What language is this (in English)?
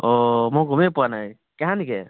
Assamese